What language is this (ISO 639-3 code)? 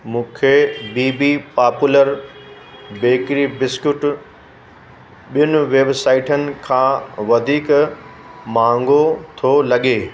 snd